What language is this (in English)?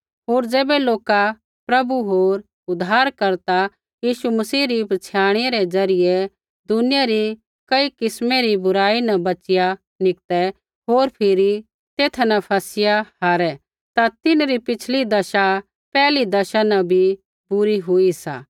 Kullu Pahari